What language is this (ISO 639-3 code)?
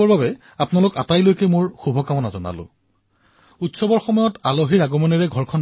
asm